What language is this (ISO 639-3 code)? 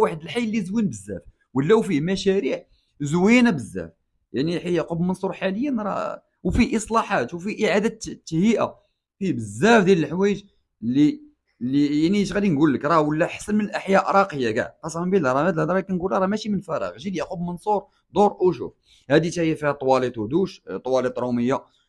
ara